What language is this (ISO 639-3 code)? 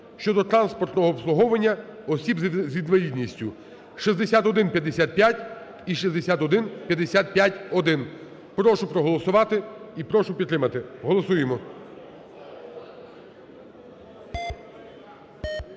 ukr